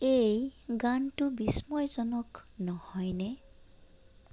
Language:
Assamese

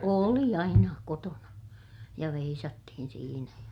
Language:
Finnish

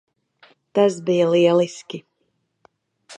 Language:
Latvian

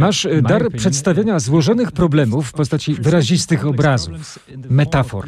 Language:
Polish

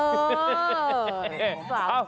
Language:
Thai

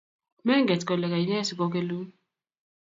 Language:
Kalenjin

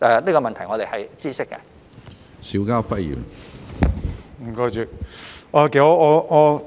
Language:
Cantonese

